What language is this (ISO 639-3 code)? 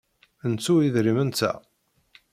kab